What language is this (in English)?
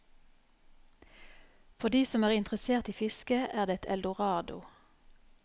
Norwegian